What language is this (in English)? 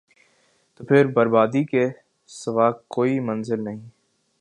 Urdu